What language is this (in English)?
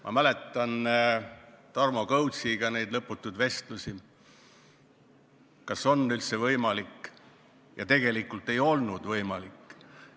Estonian